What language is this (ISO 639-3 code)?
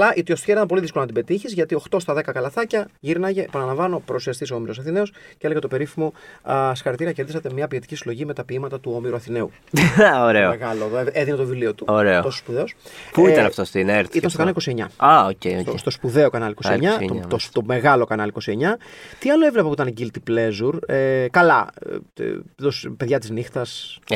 ell